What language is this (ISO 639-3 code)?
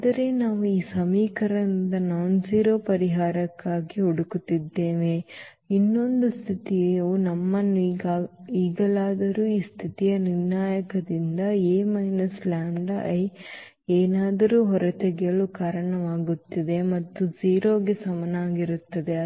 kan